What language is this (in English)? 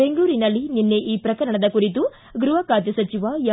Kannada